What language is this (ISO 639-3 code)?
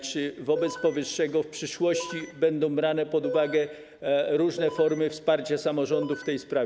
pol